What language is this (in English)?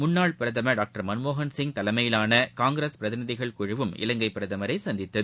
Tamil